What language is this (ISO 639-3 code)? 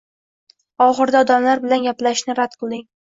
uzb